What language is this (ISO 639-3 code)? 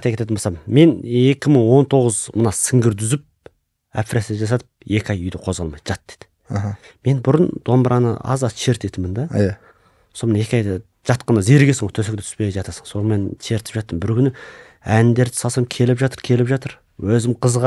tur